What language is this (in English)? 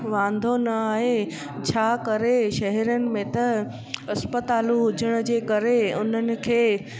Sindhi